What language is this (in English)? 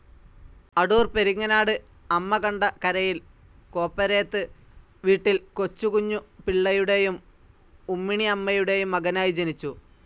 Malayalam